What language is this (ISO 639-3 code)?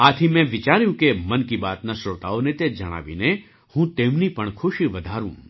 guj